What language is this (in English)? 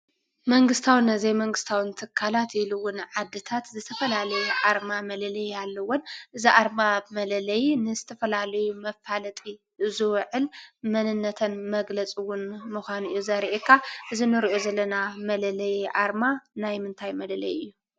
Tigrinya